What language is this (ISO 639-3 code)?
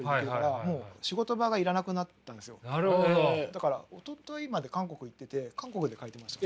jpn